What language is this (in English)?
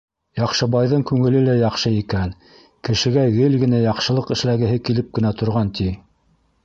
Bashkir